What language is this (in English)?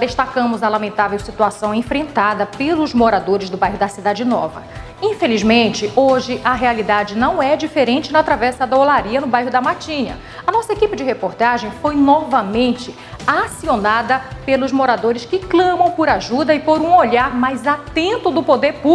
Portuguese